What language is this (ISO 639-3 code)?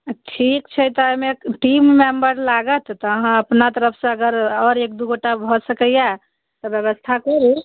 mai